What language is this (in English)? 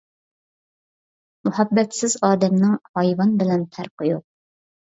Uyghur